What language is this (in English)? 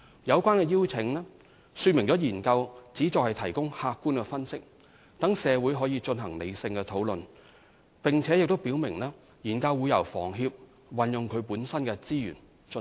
Cantonese